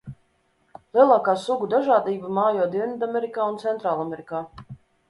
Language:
Latvian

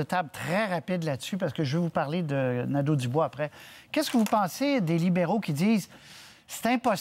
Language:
French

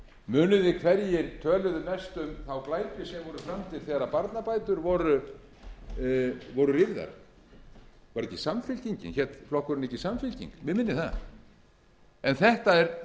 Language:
Icelandic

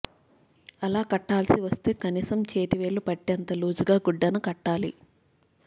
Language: Telugu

